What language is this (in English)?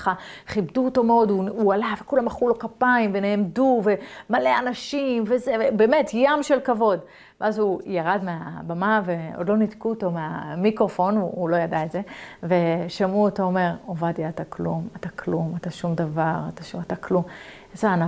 Hebrew